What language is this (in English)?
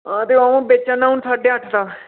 Dogri